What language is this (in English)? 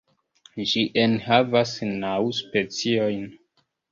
Esperanto